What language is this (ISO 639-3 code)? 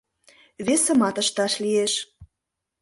chm